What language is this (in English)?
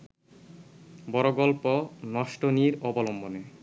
Bangla